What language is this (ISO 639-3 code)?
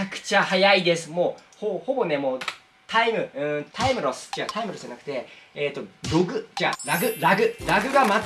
jpn